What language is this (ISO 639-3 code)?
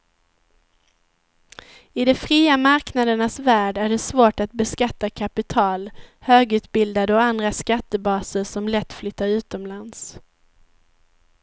swe